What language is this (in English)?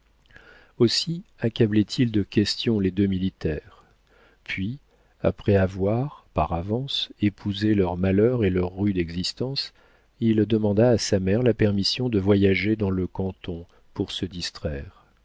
French